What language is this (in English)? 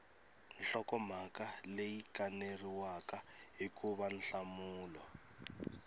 Tsonga